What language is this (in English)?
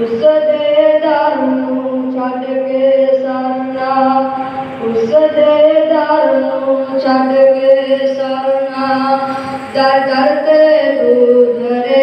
Punjabi